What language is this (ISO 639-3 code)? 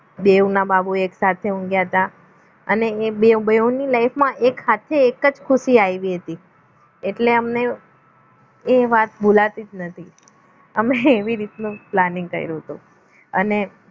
guj